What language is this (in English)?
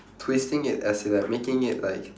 English